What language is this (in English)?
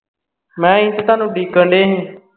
Punjabi